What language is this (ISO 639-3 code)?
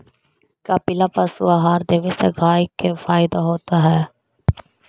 mag